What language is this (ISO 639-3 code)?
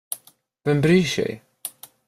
swe